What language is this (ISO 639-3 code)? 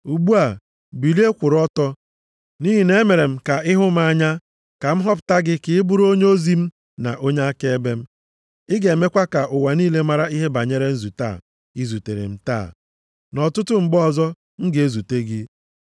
ibo